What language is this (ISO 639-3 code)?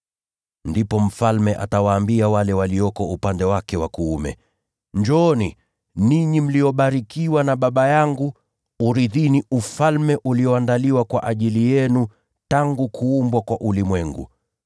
swa